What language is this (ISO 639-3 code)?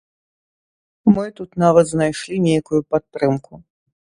bel